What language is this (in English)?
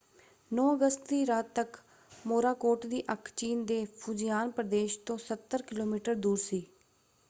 Punjabi